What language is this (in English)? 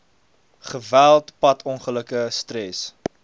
Afrikaans